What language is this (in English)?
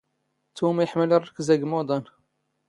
Standard Moroccan Tamazight